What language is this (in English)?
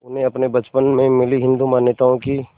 Hindi